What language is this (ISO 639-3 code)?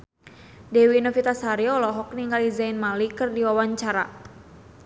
sun